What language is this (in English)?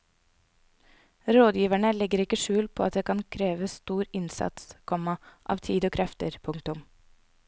Norwegian